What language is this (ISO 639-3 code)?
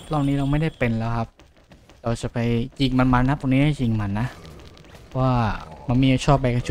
tha